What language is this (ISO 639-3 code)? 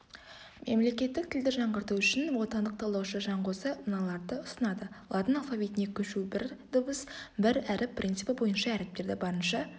kaz